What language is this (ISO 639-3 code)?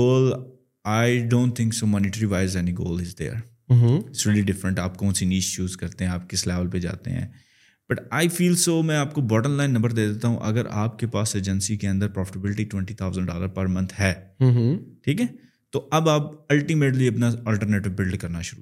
urd